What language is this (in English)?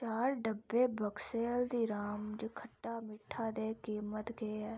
Dogri